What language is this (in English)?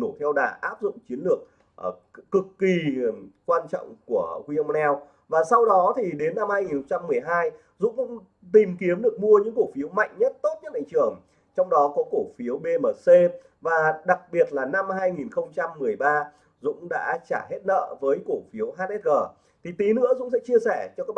Vietnamese